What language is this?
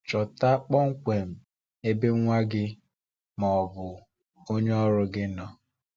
Igbo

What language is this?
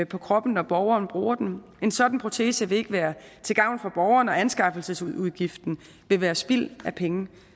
Danish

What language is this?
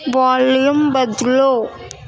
Urdu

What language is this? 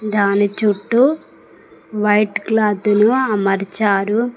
Telugu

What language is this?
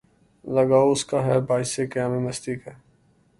Urdu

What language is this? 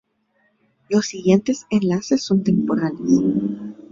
Spanish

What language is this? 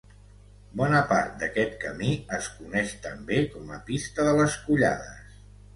Catalan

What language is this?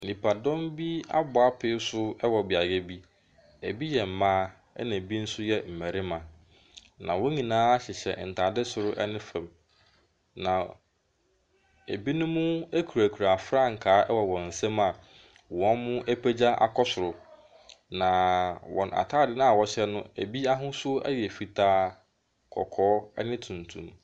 Akan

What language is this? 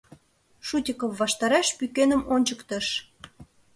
Mari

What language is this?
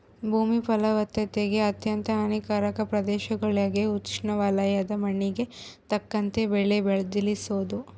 Kannada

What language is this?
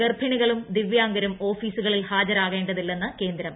Malayalam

